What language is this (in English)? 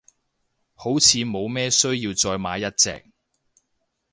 Cantonese